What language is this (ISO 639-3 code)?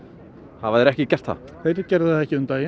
isl